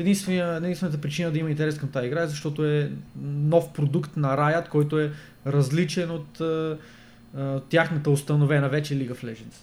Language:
Bulgarian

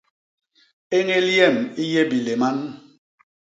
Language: Basaa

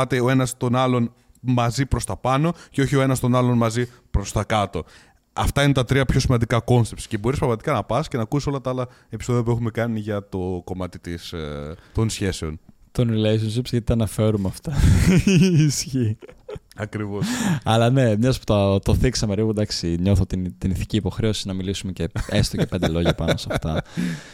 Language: Greek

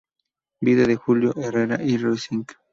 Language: Spanish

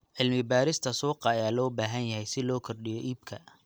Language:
Somali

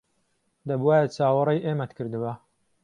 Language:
Central Kurdish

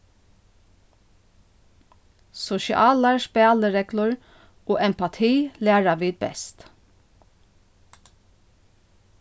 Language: Faroese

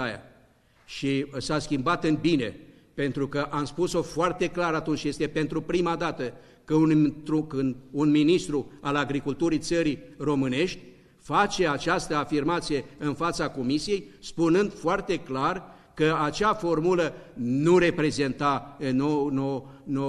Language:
Romanian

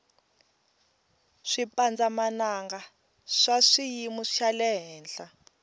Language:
Tsonga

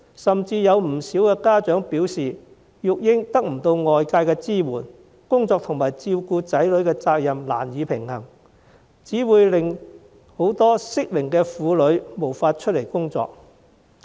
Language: Cantonese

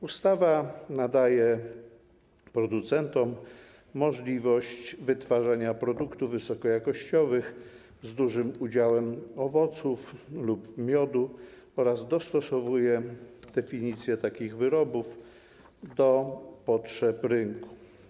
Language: Polish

